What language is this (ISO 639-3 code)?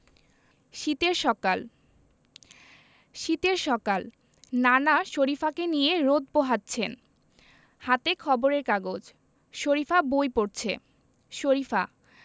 ben